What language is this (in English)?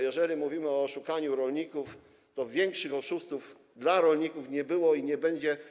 Polish